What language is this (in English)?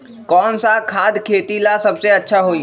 Magahi